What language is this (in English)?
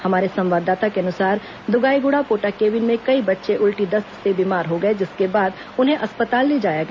Hindi